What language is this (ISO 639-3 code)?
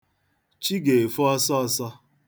ibo